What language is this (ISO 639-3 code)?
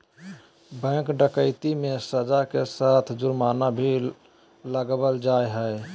mag